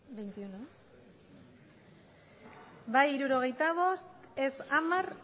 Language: Basque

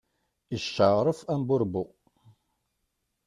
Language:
Kabyle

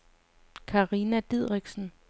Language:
Danish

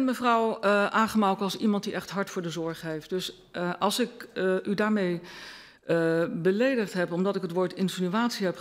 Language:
Dutch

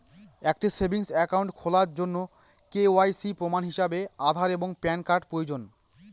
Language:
Bangla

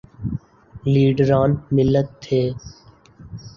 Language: Urdu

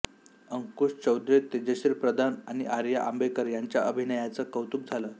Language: Marathi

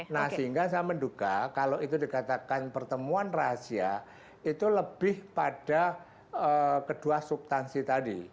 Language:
Indonesian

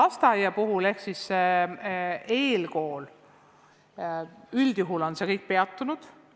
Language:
Estonian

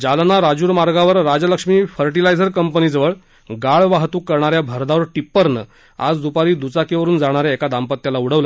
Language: Marathi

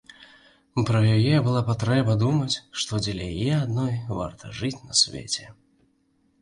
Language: Belarusian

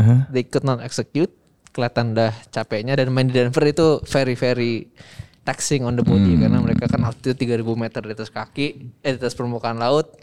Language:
Indonesian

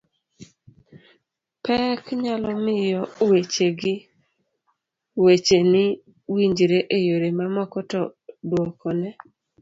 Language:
Luo (Kenya and Tanzania)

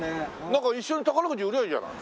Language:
Japanese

